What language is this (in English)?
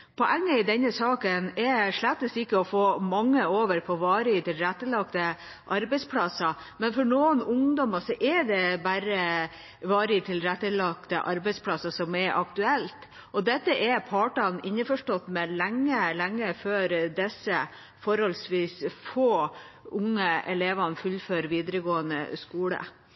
Norwegian Bokmål